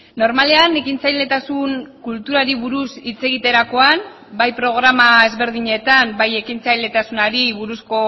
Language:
Basque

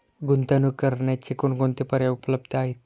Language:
Marathi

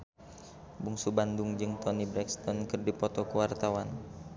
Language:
Sundanese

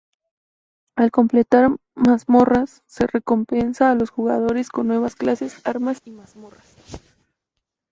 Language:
Spanish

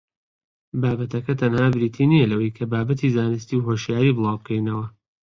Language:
Central Kurdish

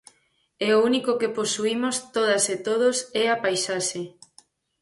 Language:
Galician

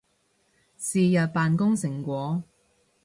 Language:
Cantonese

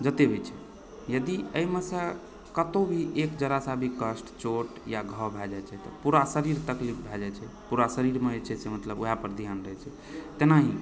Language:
Maithili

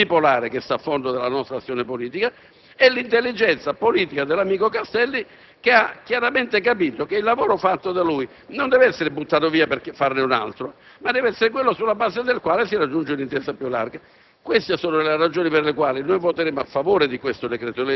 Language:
Italian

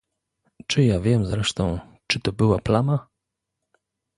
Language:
Polish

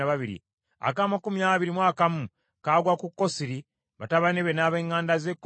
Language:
Ganda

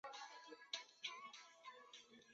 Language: Chinese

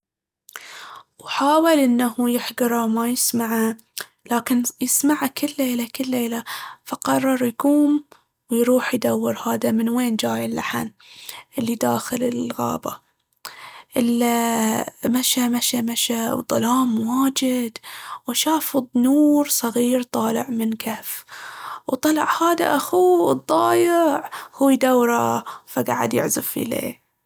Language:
Baharna Arabic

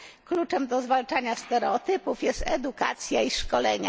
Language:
Polish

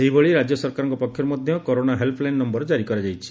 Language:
Odia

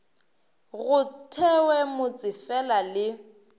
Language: Northern Sotho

